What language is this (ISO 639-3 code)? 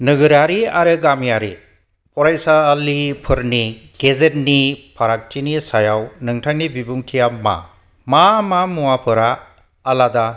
brx